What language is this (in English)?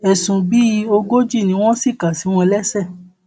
Yoruba